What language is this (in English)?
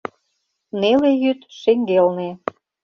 Mari